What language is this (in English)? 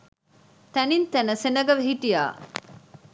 Sinhala